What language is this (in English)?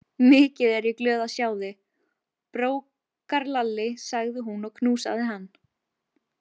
Icelandic